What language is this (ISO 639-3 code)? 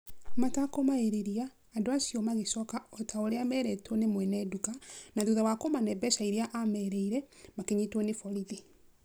kik